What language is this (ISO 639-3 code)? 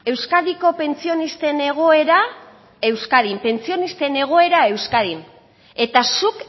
eus